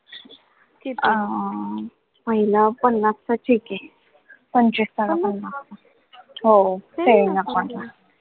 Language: Marathi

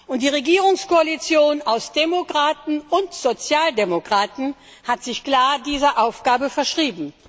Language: German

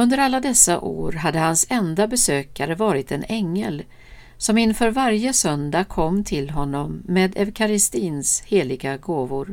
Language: Swedish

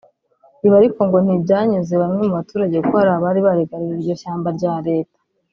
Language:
Kinyarwanda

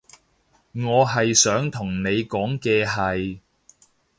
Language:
Cantonese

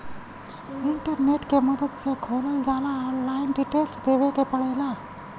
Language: Bhojpuri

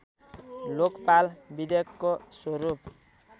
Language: Nepali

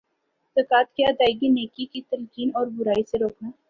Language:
Urdu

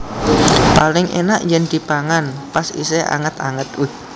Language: Javanese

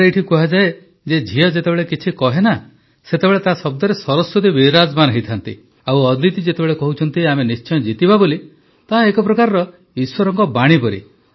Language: Odia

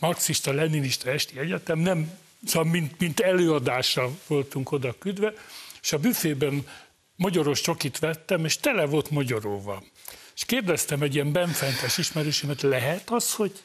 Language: Hungarian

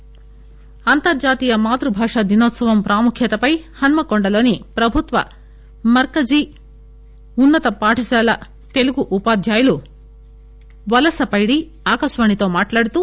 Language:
Telugu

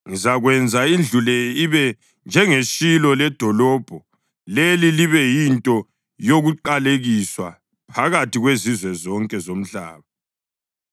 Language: North Ndebele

